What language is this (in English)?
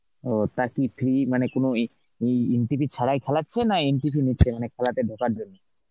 Bangla